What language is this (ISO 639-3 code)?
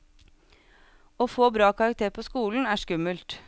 nor